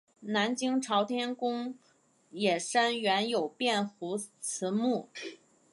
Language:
Chinese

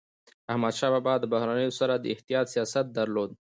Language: Pashto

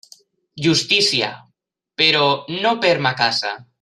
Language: Catalan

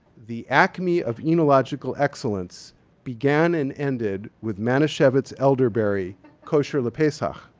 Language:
English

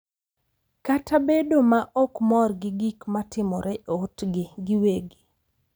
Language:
Luo (Kenya and Tanzania)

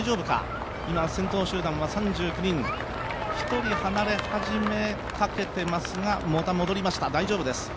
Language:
Japanese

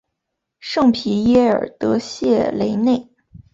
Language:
Chinese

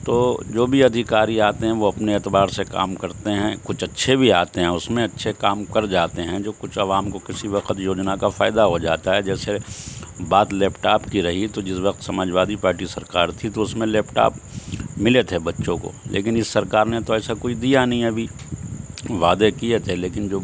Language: Urdu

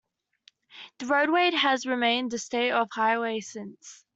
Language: English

